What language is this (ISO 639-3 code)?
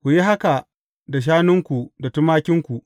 hau